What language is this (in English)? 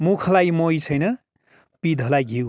Nepali